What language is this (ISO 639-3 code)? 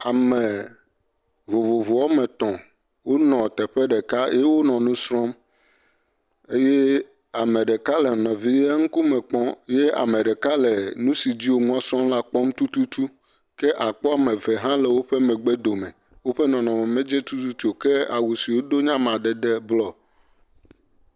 ewe